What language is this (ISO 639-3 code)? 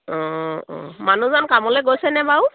asm